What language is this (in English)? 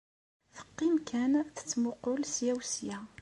Kabyle